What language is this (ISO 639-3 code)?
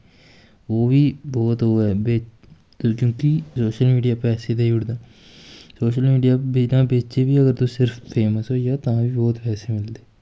doi